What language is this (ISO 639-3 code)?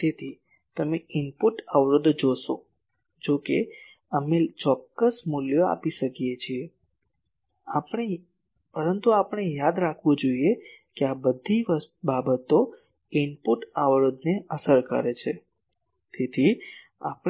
guj